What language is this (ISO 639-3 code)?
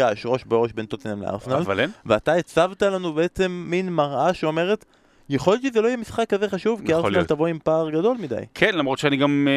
heb